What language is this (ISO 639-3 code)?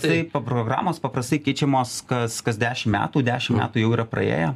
lit